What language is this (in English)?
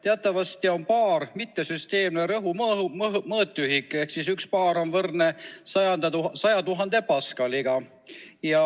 Estonian